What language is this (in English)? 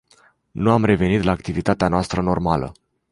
Romanian